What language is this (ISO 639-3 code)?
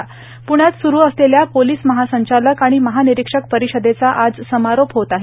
mar